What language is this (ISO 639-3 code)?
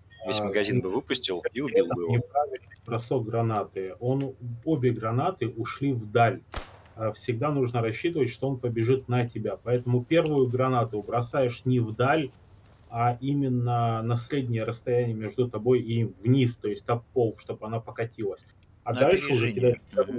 rus